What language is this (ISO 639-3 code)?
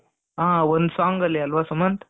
kan